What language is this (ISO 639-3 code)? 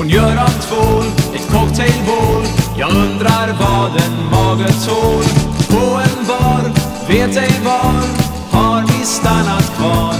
lav